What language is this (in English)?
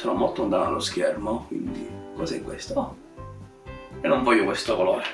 Italian